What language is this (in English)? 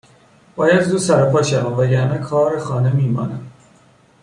Persian